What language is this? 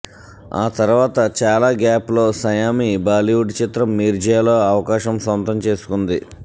Telugu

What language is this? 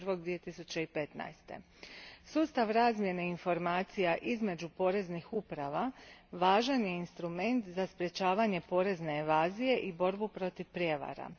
Croatian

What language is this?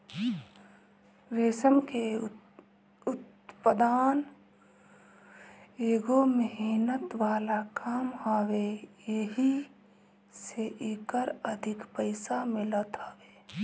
Bhojpuri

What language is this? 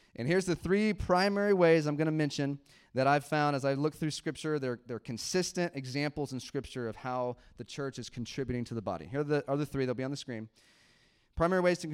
English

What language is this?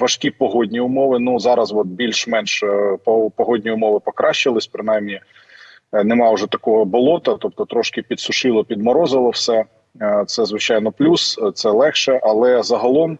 Ukrainian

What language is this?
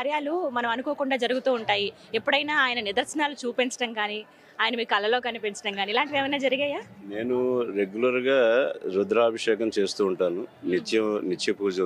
Telugu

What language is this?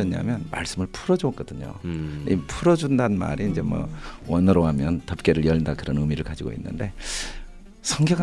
Korean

